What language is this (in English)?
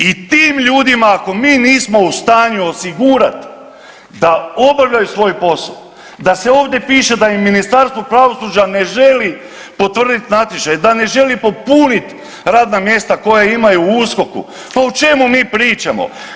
Croatian